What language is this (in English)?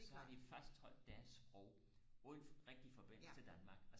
Danish